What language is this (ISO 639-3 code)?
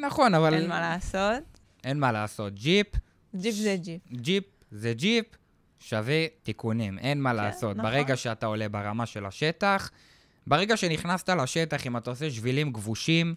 heb